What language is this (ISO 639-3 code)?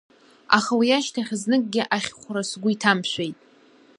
abk